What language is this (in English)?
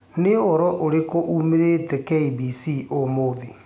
Kikuyu